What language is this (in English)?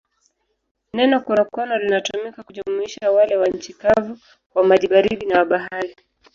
Swahili